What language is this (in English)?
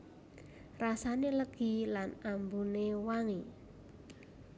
Javanese